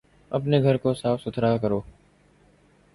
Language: Urdu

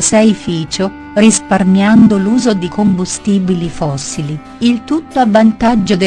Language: Italian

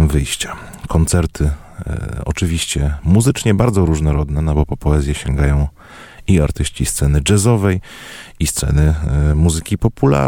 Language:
Polish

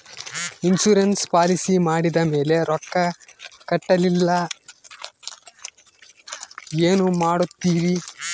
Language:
Kannada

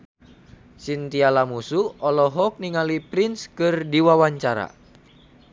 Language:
Sundanese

